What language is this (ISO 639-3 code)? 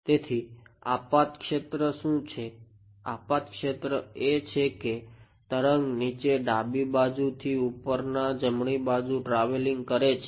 guj